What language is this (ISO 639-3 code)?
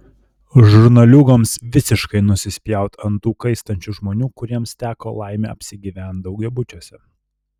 lit